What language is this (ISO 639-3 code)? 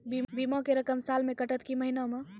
mai